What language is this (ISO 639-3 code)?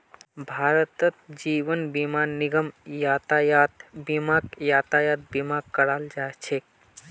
mag